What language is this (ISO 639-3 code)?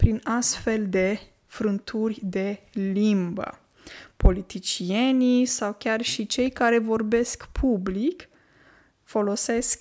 ron